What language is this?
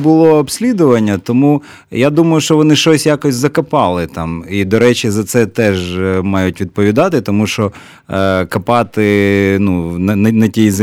Ukrainian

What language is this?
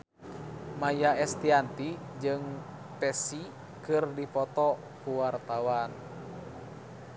Sundanese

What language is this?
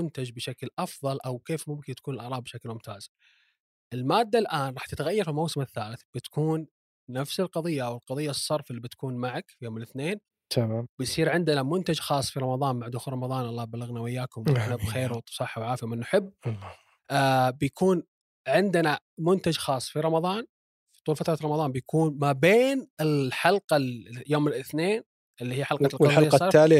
Arabic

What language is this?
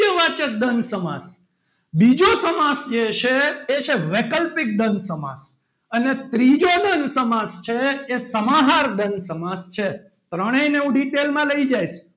Gujarati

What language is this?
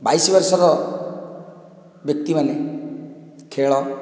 Odia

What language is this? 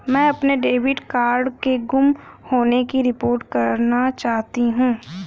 Hindi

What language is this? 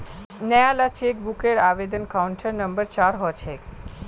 Magahi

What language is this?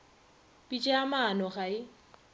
Northern Sotho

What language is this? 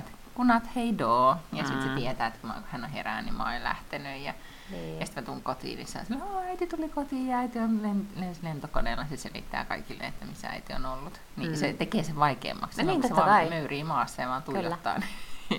Finnish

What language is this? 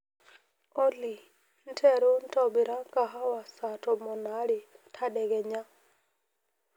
Masai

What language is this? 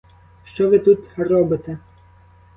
Ukrainian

